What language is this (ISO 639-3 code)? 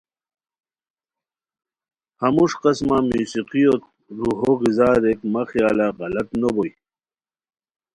khw